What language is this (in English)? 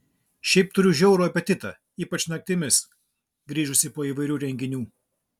Lithuanian